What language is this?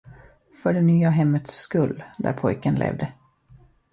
Swedish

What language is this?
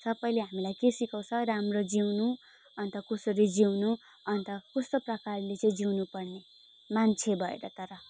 Nepali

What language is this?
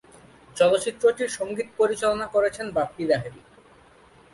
Bangla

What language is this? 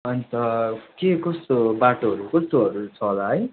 Nepali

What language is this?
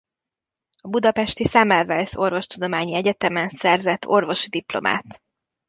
Hungarian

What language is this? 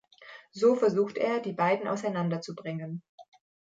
German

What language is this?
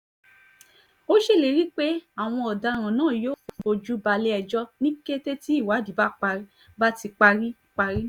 Yoruba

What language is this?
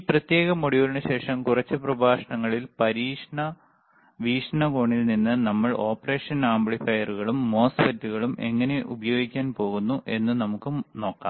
Malayalam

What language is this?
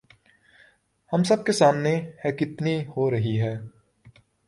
Urdu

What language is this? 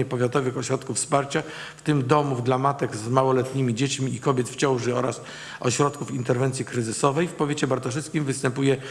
Polish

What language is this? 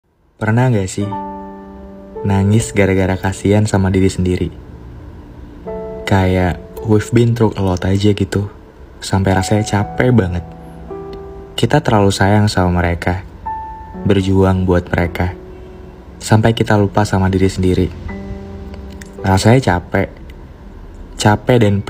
Indonesian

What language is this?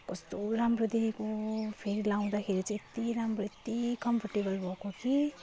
Nepali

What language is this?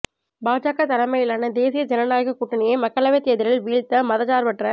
Tamil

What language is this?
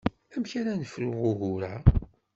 Kabyle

